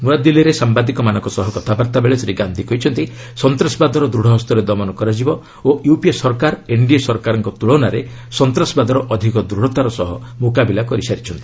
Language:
Odia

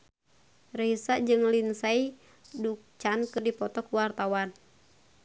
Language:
Sundanese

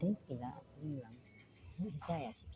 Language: Bodo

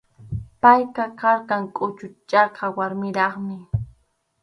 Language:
Arequipa-La Unión Quechua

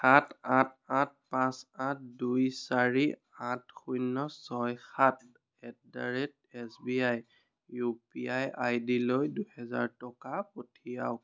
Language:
Assamese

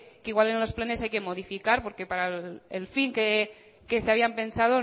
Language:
Spanish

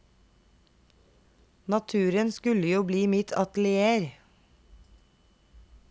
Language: Norwegian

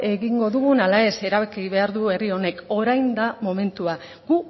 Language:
Basque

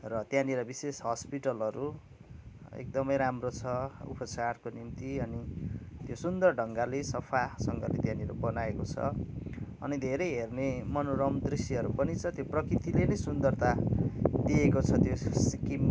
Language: Nepali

